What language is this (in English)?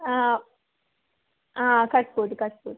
Kannada